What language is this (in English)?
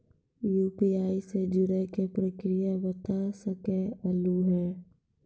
Maithili